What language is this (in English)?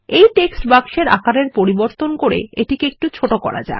Bangla